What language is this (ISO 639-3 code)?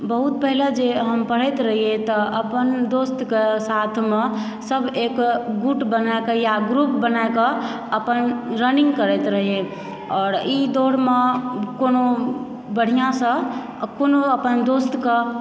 mai